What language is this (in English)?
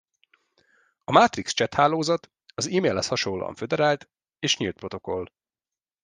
Hungarian